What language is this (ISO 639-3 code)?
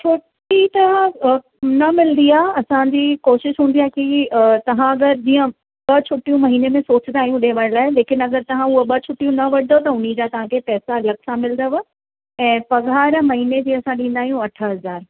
snd